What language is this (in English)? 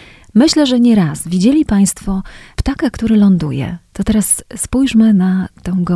Polish